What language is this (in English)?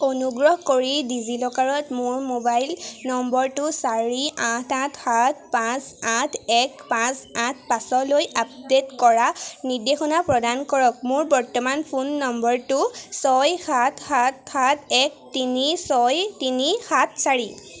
Assamese